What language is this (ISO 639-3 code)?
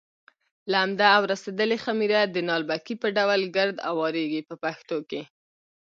pus